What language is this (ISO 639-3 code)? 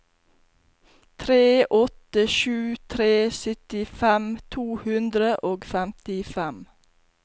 nor